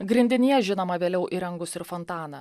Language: Lithuanian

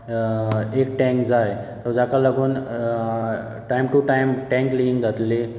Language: Konkani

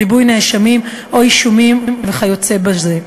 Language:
Hebrew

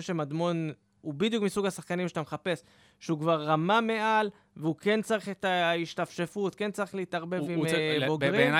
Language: Hebrew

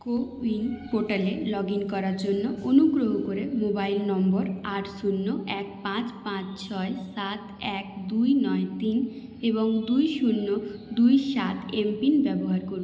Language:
Bangla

